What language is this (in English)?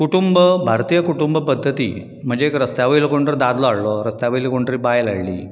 Konkani